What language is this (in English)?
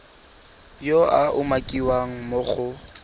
Tswana